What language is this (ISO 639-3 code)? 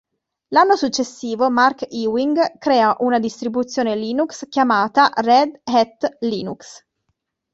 ita